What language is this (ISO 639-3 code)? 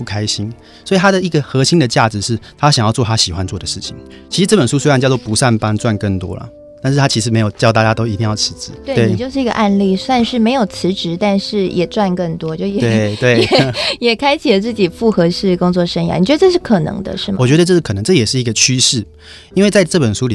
zho